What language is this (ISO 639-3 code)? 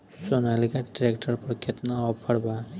bho